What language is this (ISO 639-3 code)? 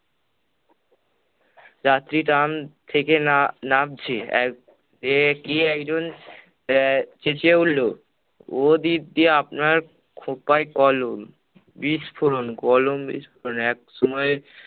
ben